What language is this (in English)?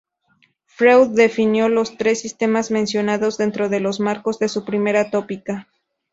Spanish